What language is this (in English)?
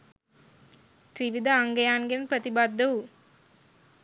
Sinhala